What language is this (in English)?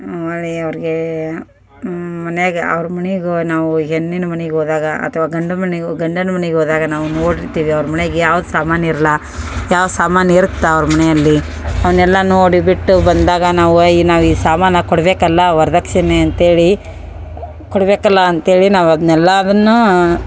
Kannada